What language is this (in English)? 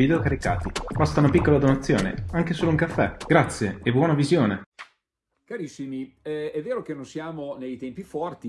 Italian